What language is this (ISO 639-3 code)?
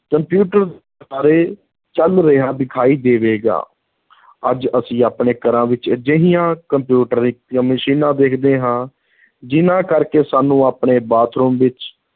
pan